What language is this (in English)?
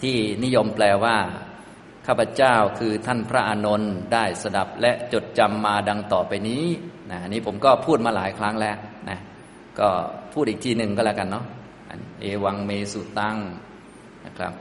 Thai